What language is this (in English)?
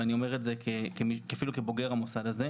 Hebrew